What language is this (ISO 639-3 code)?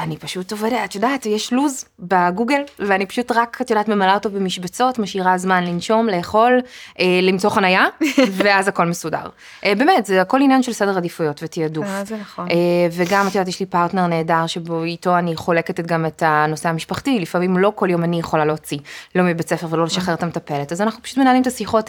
heb